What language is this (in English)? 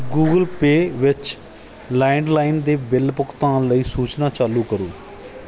Punjabi